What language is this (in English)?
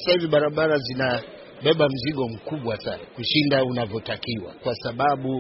Swahili